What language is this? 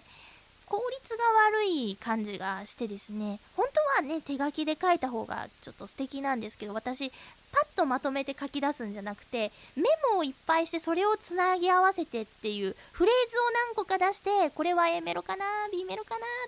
Japanese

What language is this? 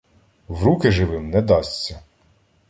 Ukrainian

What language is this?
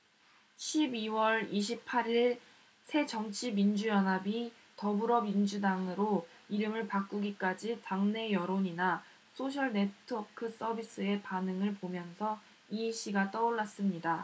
Korean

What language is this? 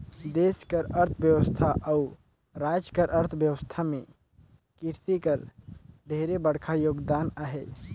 Chhattisgarhi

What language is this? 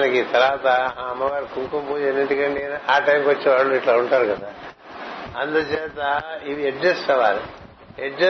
Telugu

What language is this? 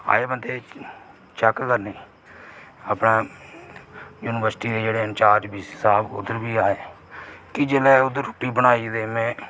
Dogri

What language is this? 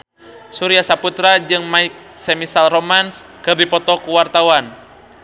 Sundanese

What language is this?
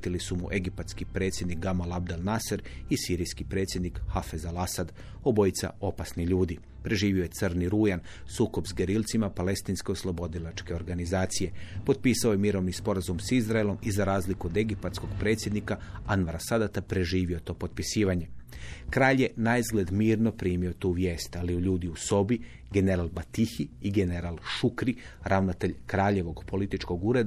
Croatian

